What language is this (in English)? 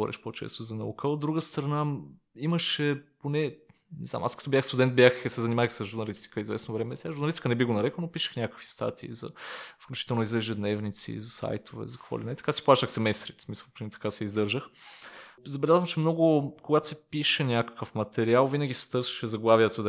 Bulgarian